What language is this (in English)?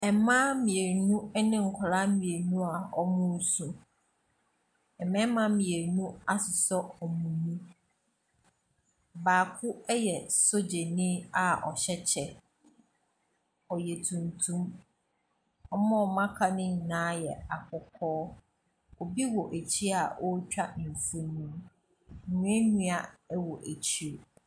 Akan